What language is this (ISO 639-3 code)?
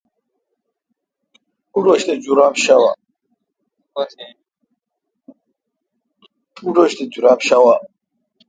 xka